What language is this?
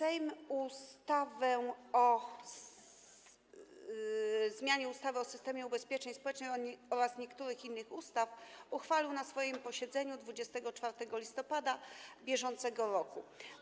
Polish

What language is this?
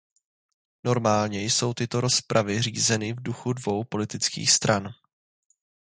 Czech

